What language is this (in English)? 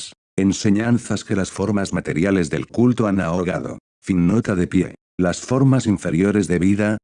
Spanish